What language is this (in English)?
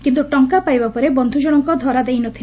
Odia